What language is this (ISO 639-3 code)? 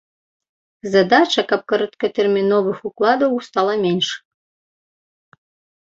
bel